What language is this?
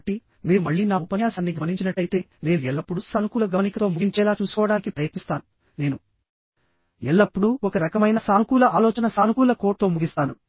Telugu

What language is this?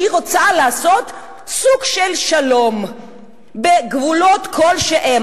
Hebrew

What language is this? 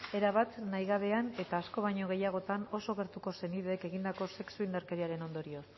Basque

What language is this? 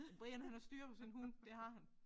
Danish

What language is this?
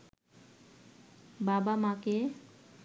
Bangla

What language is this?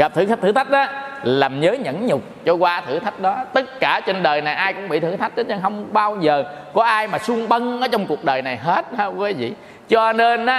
Vietnamese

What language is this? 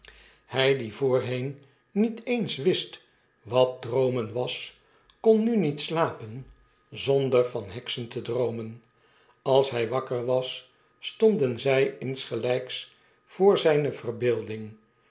Dutch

